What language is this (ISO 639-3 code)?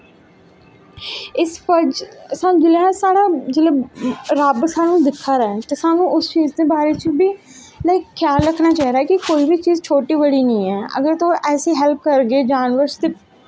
doi